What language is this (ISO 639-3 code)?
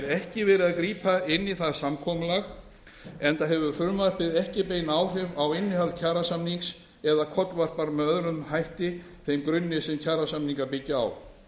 isl